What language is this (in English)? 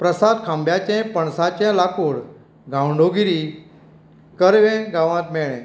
Konkani